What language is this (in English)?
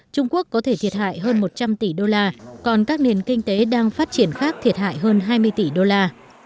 Vietnamese